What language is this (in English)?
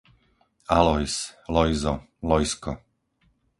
Slovak